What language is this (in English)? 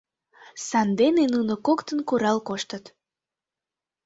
Mari